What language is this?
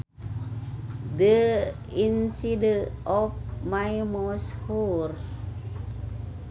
Sundanese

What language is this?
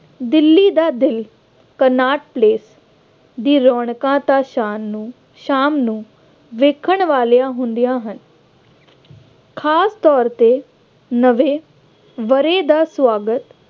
Punjabi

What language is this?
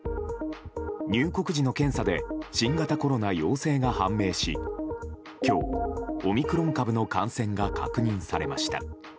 Japanese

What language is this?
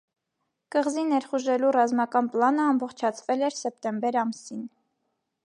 Armenian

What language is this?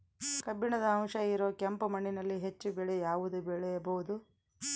Kannada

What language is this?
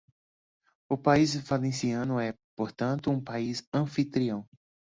Portuguese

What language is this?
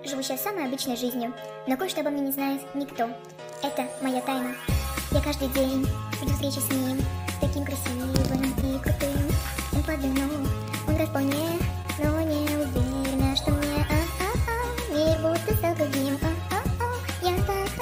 Russian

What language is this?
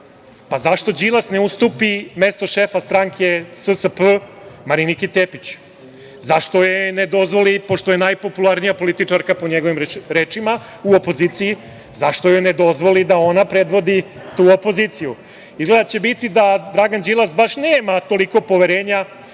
Serbian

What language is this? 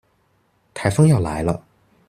Chinese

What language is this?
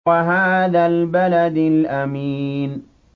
Arabic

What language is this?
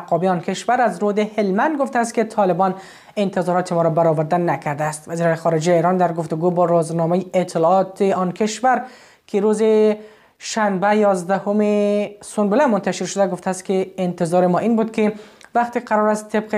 Persian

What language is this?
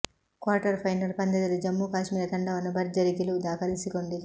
Kannada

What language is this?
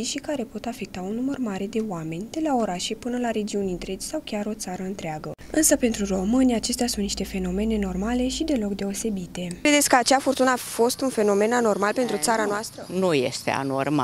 Romanian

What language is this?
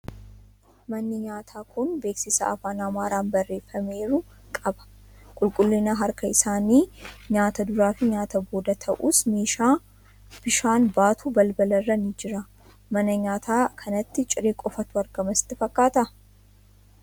Oromo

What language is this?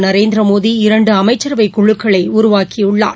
Tamil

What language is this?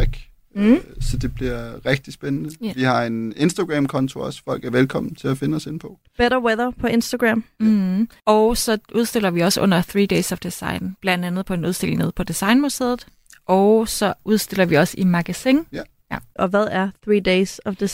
Danish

